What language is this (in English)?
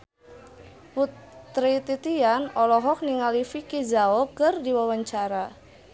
Sundanese